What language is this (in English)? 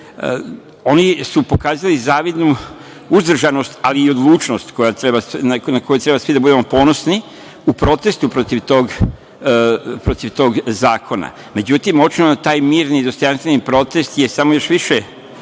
Serbian